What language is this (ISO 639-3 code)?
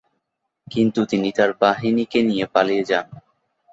ben